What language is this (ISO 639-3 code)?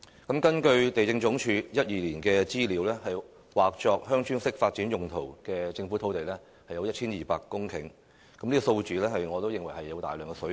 yue